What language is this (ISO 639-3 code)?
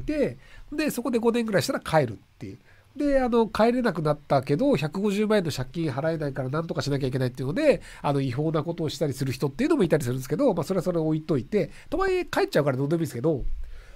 jpn